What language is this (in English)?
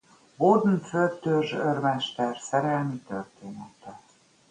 Hungarian